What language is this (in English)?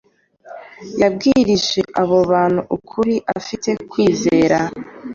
Kinyarwanda